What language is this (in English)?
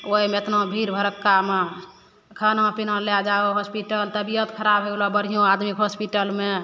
Maithili